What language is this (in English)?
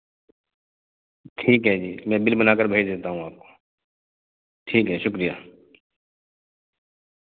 Urdu